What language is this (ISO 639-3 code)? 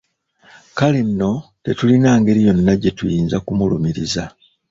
lug